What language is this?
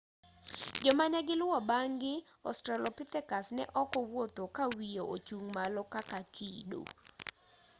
Luo (Kenya and Tanzania)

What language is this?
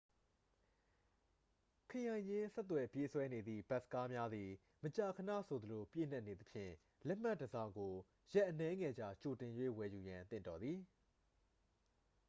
Burmese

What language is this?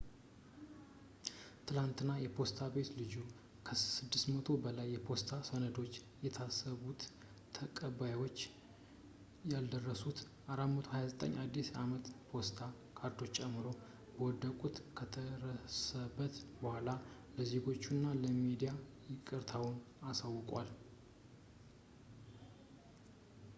Amharic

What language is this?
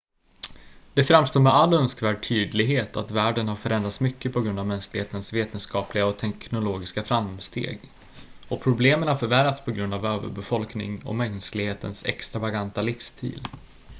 Swedish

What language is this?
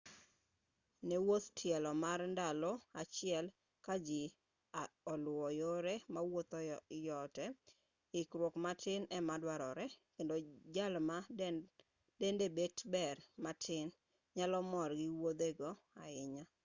Luo (Kenya and Tanzania)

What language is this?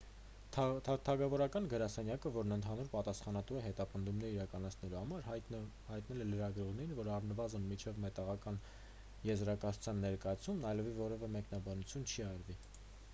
Armenian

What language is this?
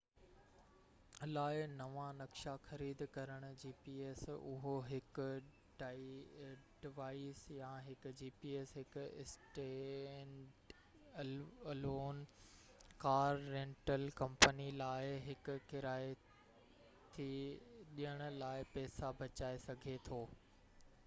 Sindhi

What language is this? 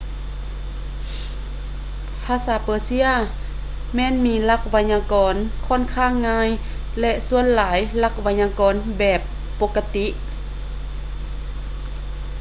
Lao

